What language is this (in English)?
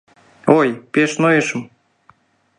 Mari